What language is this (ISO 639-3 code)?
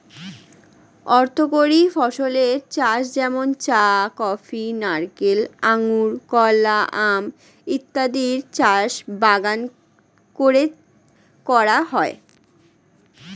ben